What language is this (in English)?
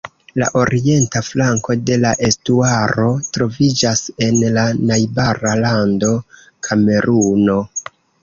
Esperanto